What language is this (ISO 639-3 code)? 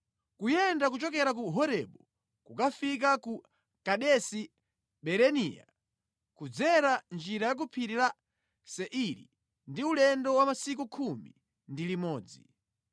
nya